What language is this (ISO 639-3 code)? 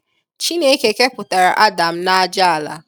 ibo